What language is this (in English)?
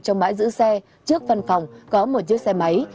Vietnamese